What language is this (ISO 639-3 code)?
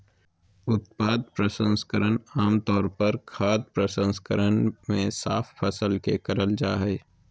mag